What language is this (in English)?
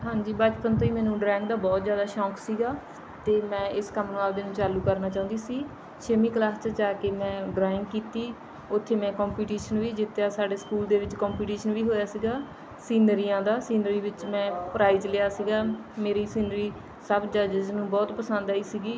Punjabi